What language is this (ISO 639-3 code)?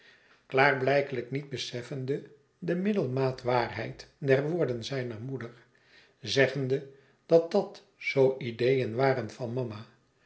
nld